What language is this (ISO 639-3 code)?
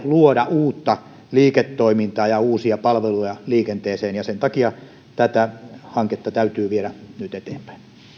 fin